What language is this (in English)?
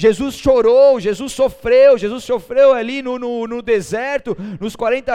Portuguese